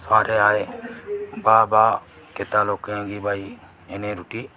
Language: Dogri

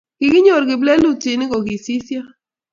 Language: Kalenjin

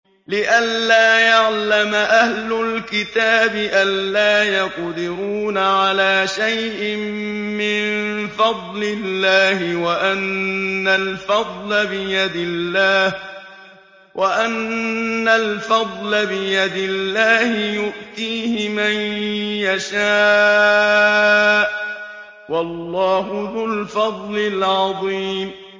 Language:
Arabic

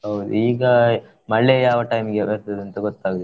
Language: Kannada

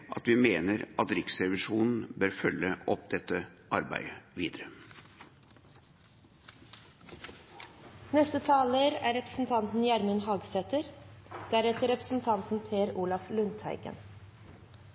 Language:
Norwegian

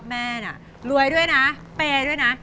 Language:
Thai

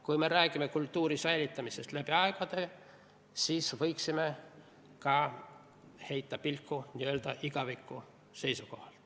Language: Estonian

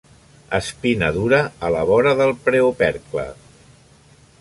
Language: Catalan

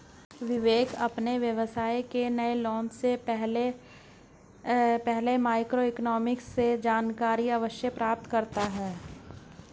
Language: Hindi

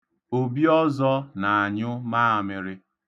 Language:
Igbo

